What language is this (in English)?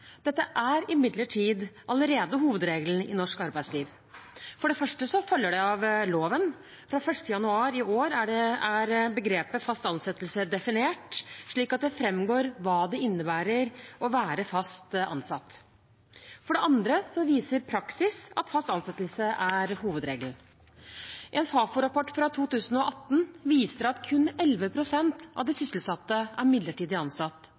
Norwegian Bokmål